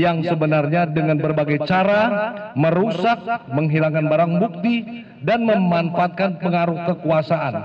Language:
Indonesian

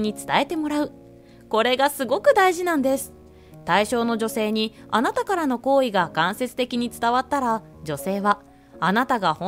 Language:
Japanese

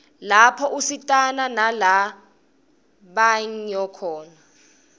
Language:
Swati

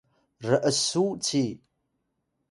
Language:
Atayal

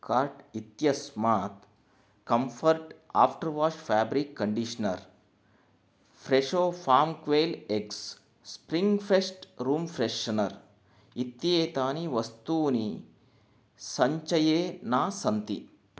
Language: Sanskrit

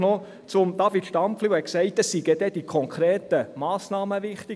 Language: Swiss German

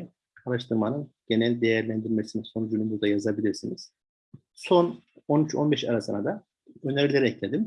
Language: Turkish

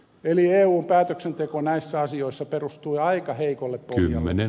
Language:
Finnish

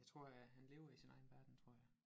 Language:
Danish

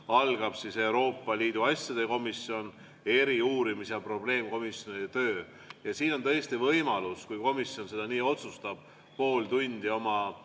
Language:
Estonian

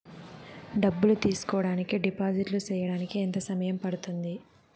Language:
Telugu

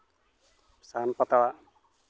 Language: Santali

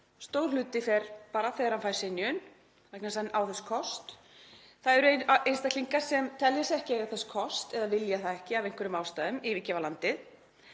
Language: Icelandic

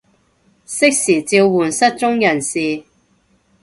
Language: Cantonese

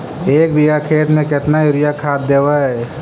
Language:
Magahi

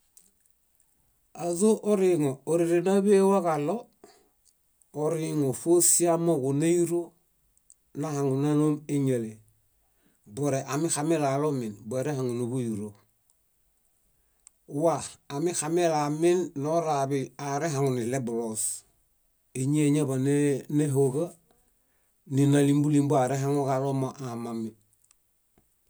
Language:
Bayot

